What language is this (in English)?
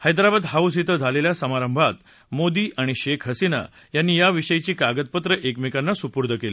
Marathi